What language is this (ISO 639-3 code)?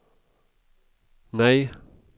swe